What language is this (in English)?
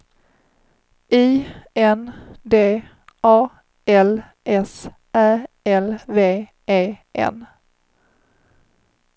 Swedish